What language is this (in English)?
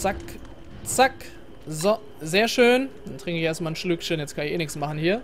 German